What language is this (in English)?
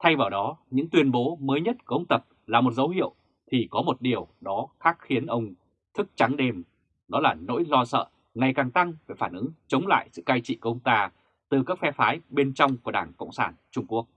Vietnamese